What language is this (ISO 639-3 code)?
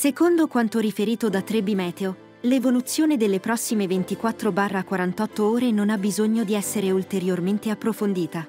ita